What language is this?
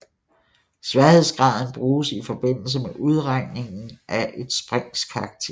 Danish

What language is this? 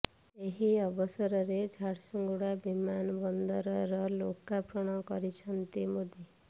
Odia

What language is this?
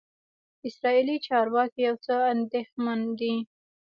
Pashto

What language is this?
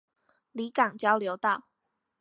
Chinese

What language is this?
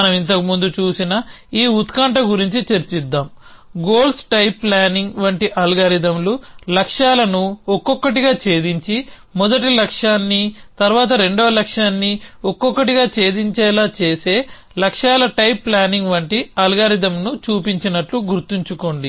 Telugu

